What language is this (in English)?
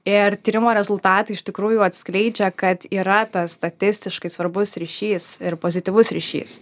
Lithuanian